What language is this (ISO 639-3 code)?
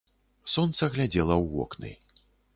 bel